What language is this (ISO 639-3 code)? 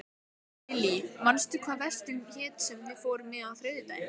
isl